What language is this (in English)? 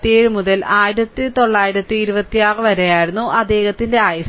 Malayalam